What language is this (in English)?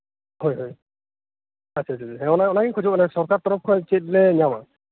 Santali